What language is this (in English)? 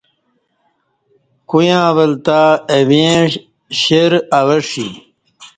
Kati